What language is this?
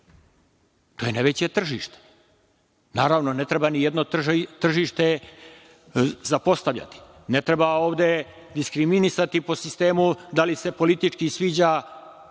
Serbian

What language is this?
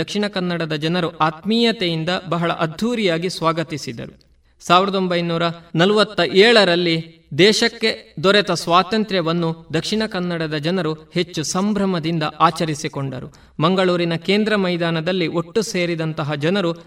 Kannada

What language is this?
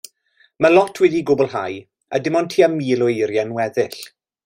Welsh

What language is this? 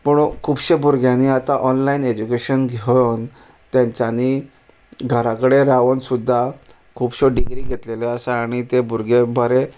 Konkani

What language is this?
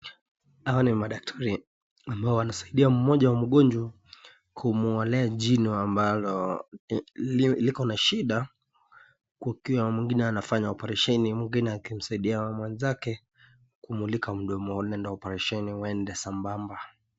Swahili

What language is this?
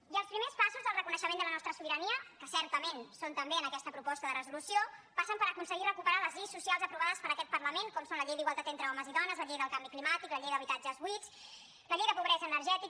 Catalan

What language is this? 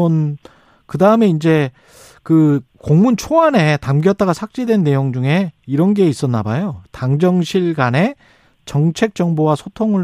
Korean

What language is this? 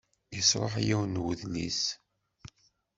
Kabyle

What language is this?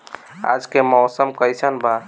Bhojpuri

